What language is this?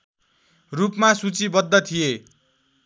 Nepali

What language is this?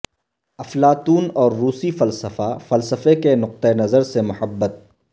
Urdu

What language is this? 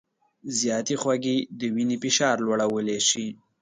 Pashto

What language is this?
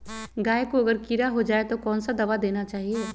Magahi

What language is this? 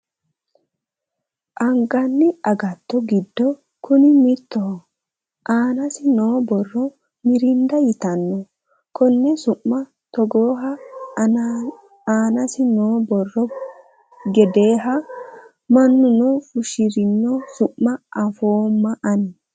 Sidamo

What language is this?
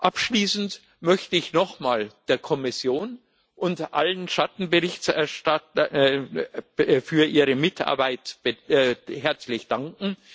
German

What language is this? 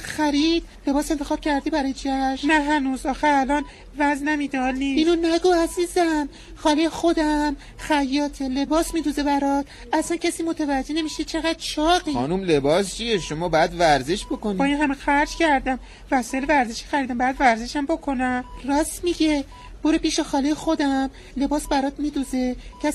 Persian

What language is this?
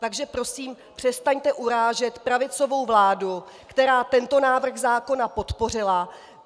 Czech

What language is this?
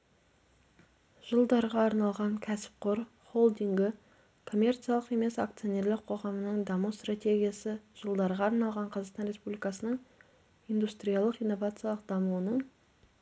Kazakh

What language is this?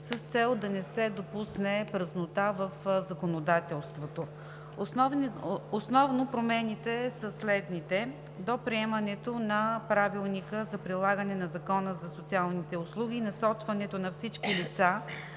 Bulgarian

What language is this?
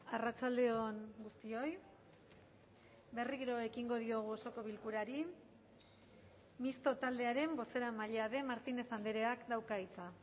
Basque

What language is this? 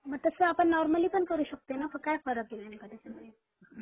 Marathi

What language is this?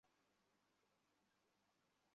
Bangla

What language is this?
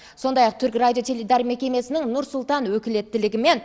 Kazakh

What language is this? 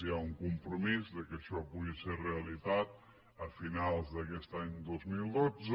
Catalan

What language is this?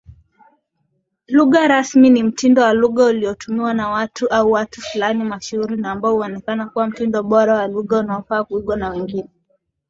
Swahili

